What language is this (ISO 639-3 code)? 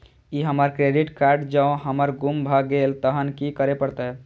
mai